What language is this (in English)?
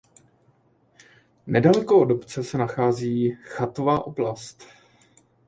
Czech